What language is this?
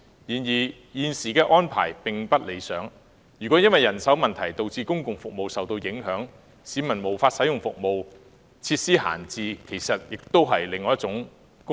Cantonese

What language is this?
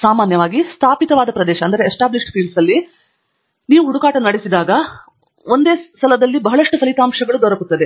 Kannada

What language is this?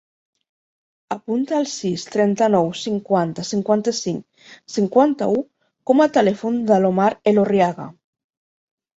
Catalan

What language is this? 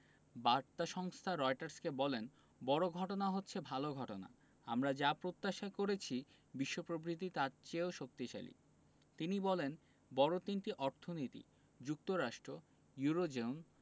Bangla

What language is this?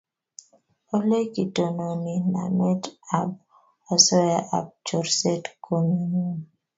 Kalenjin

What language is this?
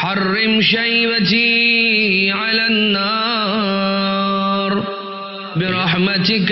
Arabic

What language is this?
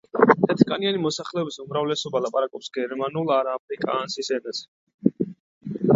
Georgian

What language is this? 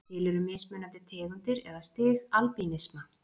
Icelandic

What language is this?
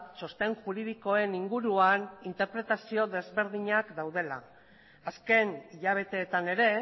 Basque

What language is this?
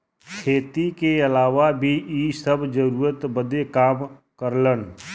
Bhojpuri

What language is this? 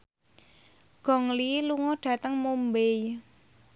Javanese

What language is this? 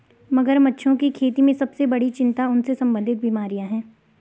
Hindi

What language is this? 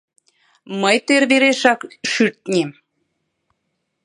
Mari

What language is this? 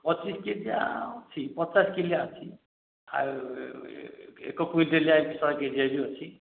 Odia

